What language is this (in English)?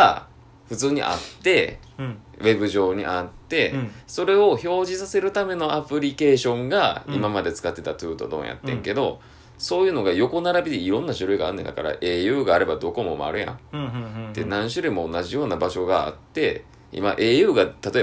Japanese